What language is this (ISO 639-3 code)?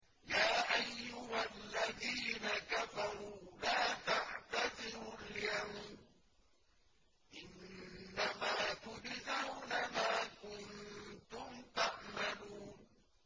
ara